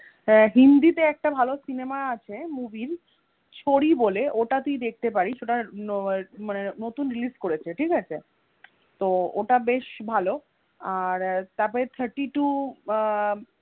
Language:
Bangla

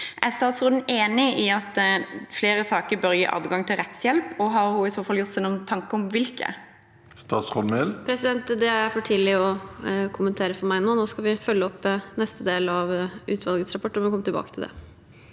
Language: Norwegian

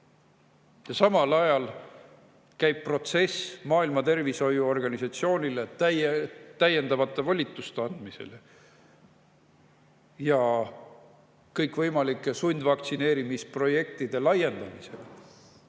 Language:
Estonian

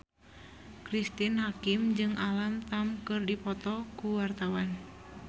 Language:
Sundanese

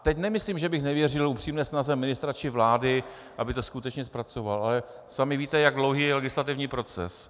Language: Czech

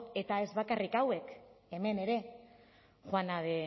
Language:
Basque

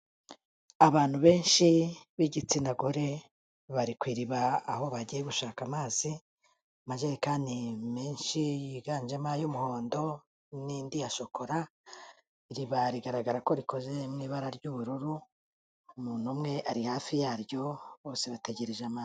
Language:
Kinyarwanda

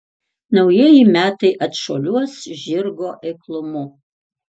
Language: Lithuanian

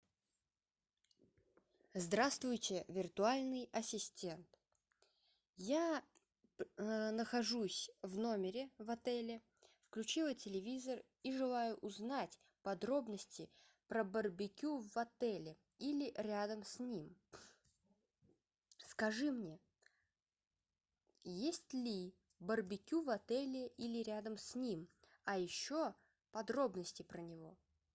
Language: Russian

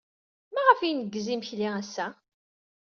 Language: Kabyle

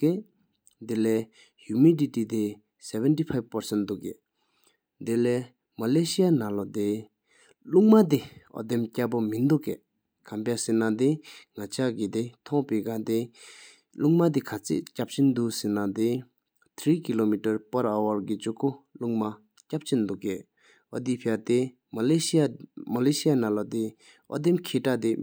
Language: Sikkimese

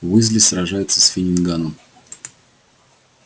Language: Russian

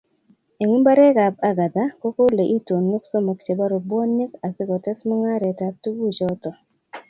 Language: Kalenjin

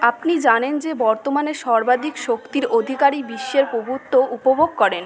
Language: Bangla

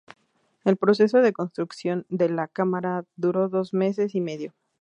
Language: Spanish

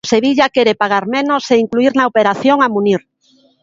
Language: Galician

